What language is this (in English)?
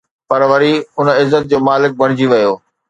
Sindhi